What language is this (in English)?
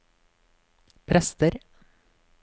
Norwegian